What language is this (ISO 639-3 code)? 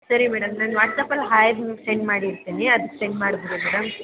kan